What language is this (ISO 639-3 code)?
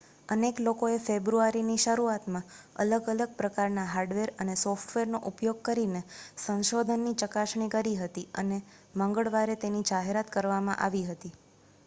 guj